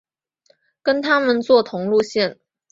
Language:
Chinese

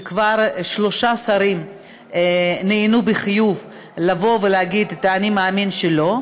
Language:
Hebrew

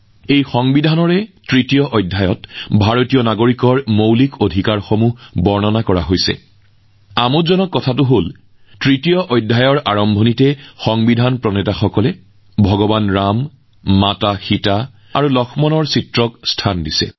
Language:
Assamese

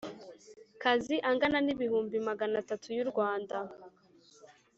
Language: Kinyarwanda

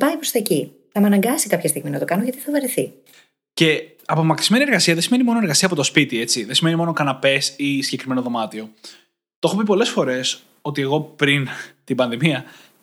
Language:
Greek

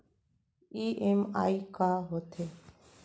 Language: Chhattisgarhi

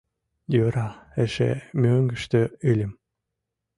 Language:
Mari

